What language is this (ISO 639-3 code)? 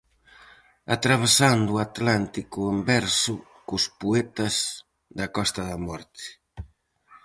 glg